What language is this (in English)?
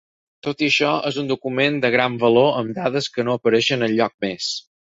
Catalan